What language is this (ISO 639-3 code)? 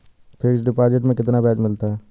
hin